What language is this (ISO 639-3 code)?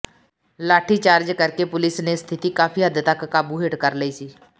pan